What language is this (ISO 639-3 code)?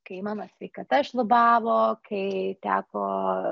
lit